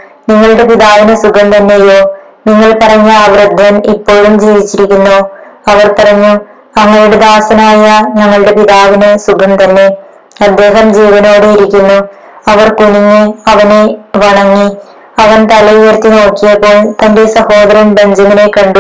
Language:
Malayalam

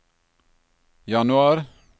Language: Norwegian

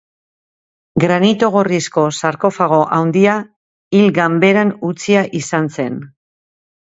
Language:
Basque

